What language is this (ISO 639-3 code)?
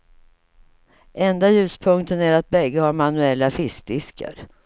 swe